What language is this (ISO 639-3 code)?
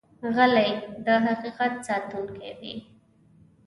pus